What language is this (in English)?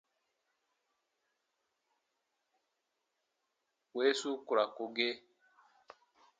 Baatonum